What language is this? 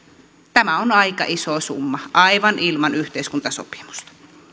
Finnish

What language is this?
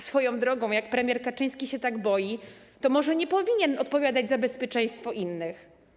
Polish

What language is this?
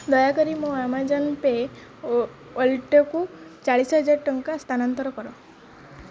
Odia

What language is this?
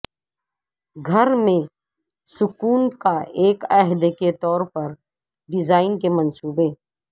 Urdu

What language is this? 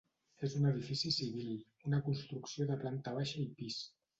Catalan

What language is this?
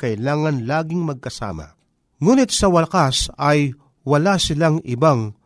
Filipino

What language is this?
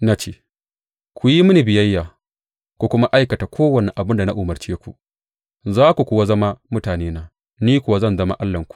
Hausa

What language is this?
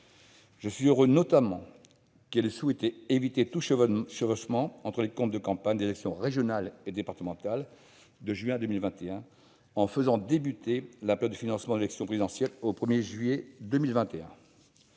French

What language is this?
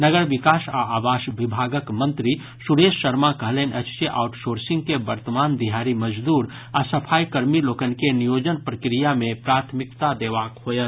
Maithili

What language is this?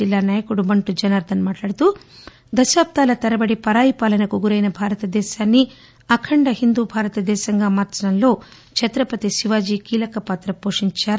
Telugu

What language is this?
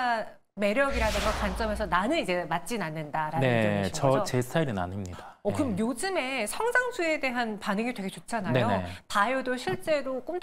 Korean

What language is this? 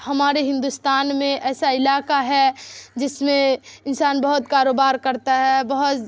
Urdu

